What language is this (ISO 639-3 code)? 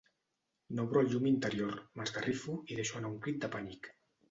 cat